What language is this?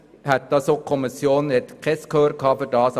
Swiss German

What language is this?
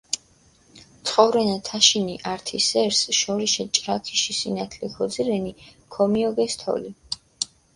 Mingrelian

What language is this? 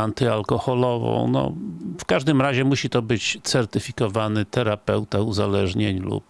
Polish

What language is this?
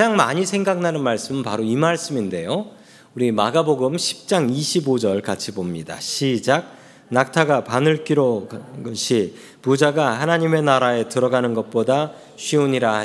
Korean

